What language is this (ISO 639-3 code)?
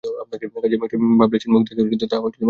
ben